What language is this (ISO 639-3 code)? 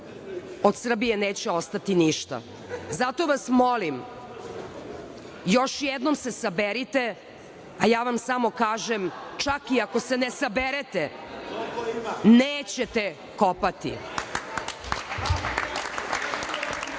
srp